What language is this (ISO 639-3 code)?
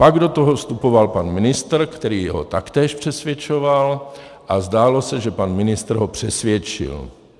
ces